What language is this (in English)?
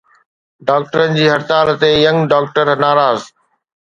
Sindhi